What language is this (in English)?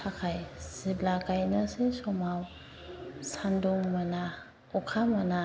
Bodo